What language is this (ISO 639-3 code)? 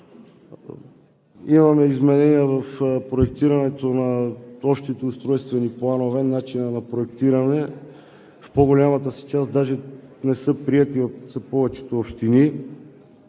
bul